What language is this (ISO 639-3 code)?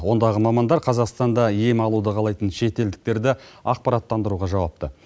kaz